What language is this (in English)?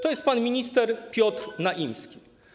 Polish